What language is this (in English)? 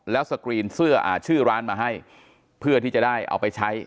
Thai